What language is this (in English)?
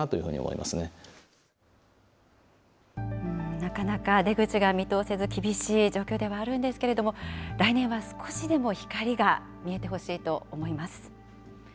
Japanese